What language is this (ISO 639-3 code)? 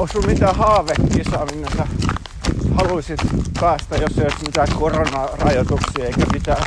fin